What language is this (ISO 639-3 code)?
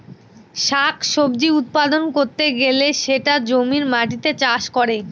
ben